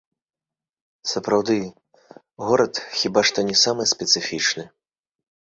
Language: Belarusian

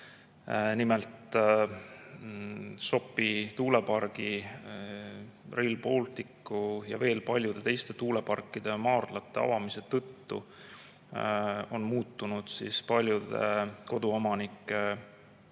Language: Estonian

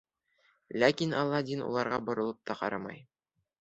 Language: Bashkir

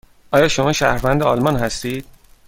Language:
Persian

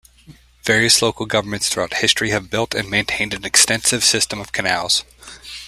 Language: English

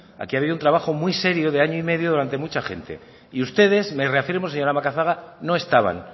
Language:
Spanish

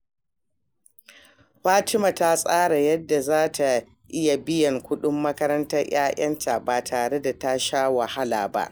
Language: Hausa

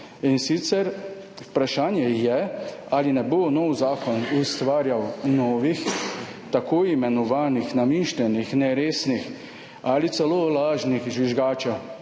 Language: Slovenian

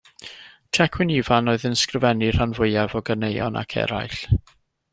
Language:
Welsh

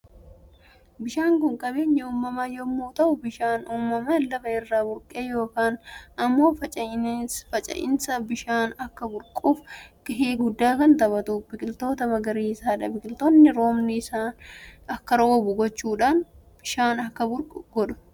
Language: Oromo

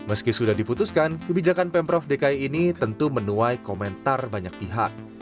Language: Indonesian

